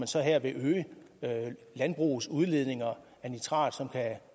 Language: Danish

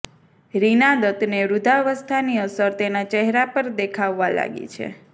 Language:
Gujarati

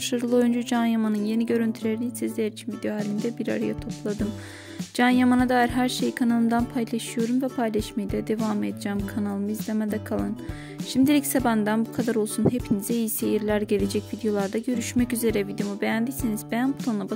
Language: Turkish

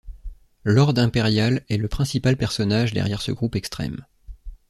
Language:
French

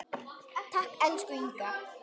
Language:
Icelandic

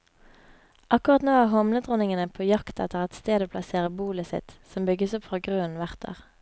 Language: Norwegian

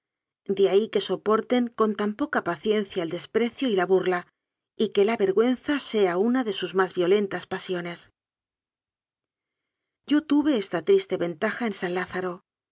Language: Spanish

